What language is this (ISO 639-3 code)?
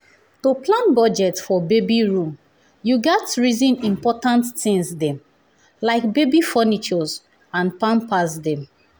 pcm